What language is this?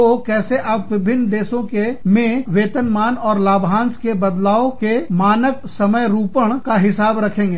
Hindi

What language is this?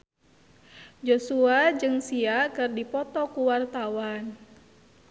Sundanese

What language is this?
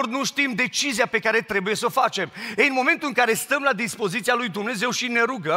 Romanian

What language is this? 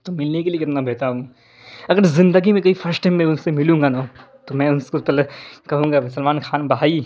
Urdu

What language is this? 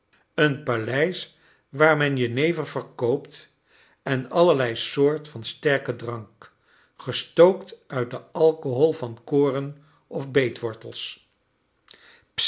Dutch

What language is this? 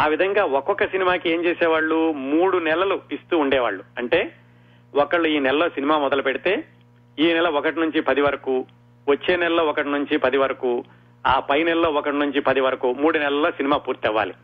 Telugu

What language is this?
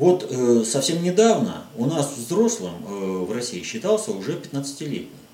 Russian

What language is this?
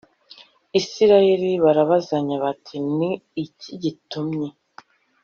Kinyarwanda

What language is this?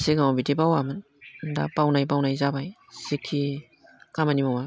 Bodo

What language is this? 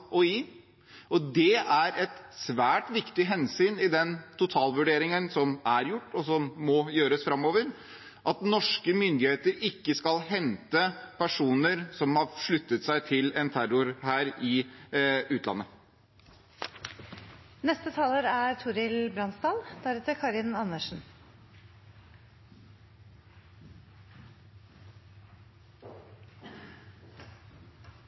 Norwegian Bokmål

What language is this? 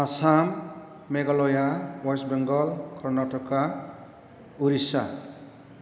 Bodo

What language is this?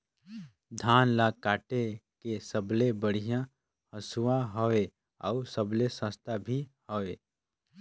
Chhattisgarhi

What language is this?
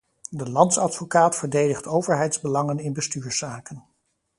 Dutch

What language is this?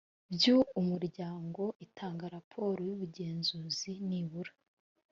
Kinyarwanda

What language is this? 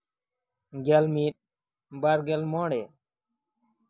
Santali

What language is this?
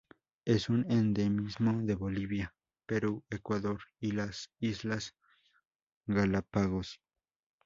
Spanish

